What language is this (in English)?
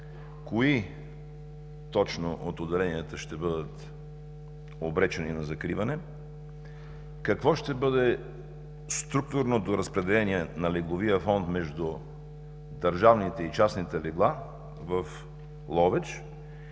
Bulgarian